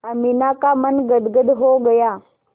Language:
Hindi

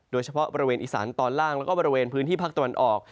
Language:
Thai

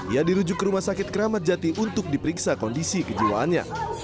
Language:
Indonesian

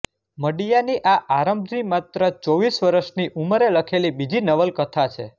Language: Gujarati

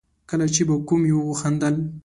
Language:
Pashto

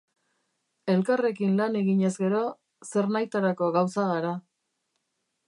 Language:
Basque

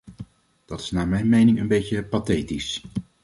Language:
Dutch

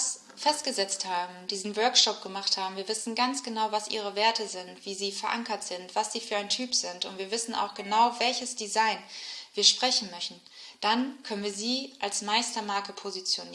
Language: German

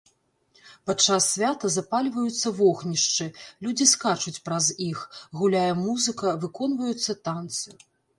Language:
Belarusian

